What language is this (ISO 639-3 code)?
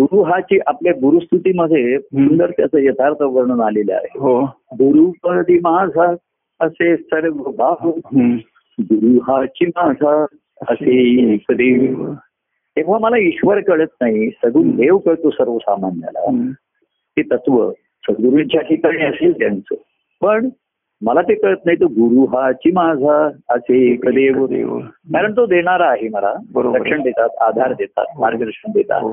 mar